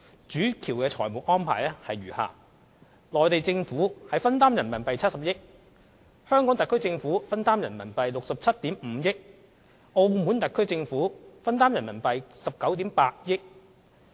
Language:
Cantonese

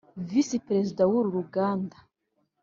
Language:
Kinyarwanda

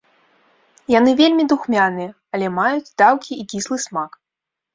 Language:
Belarusian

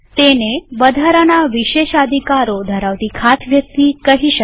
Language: Gujarati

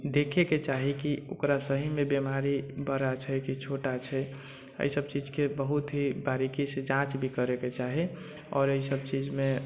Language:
Maithili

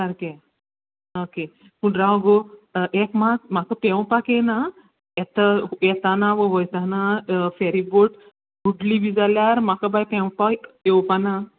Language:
Konkani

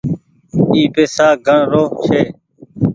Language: Goaria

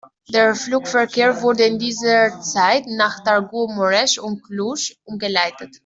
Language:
German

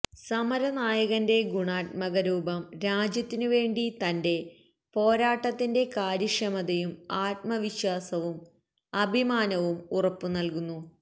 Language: Malayalam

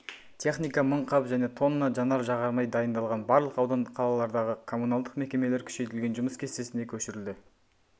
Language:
Kazakh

